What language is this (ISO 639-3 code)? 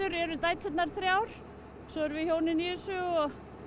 isl